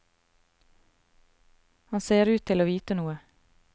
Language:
Norwegian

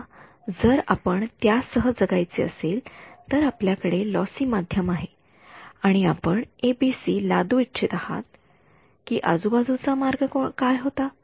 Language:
Marathi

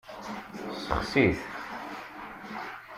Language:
Kabyle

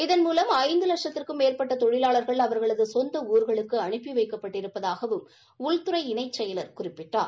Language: Tamil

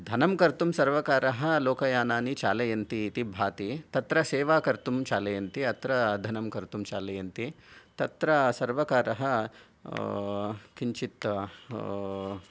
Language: Sanskrit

